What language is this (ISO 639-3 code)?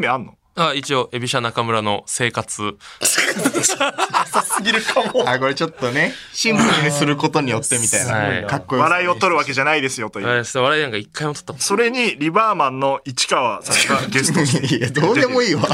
jpn